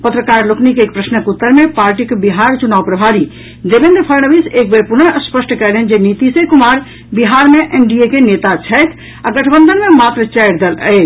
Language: Maithili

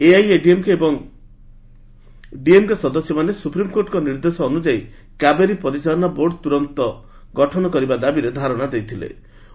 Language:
Odia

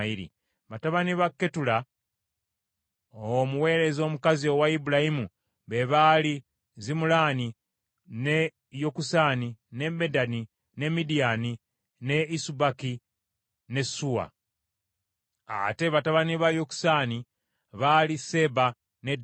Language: Ganda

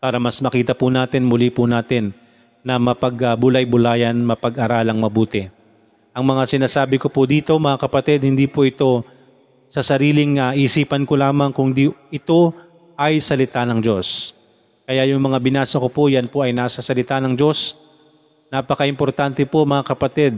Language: Filipino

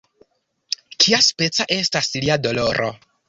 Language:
Esperanto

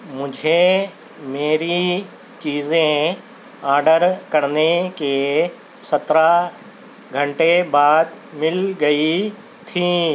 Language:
Urdu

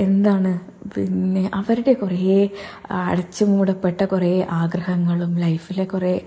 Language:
Malayalam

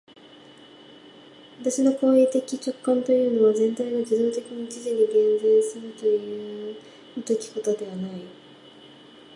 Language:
Japanese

